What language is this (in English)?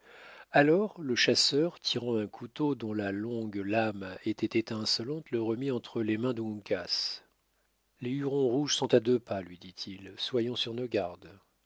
French